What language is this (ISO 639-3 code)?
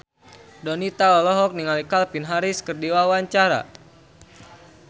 sun